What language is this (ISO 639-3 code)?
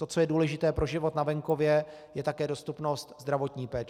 ces